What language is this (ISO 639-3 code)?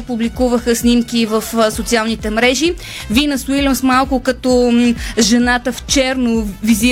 bul